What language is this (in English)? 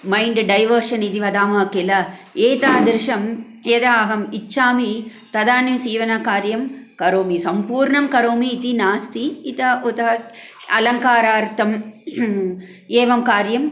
Sanskrit